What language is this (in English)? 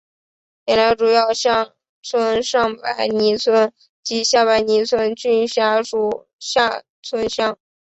Chinese